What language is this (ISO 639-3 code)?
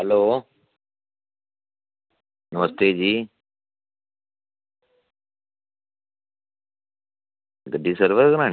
doi